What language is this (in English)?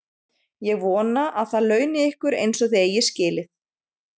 Icelandic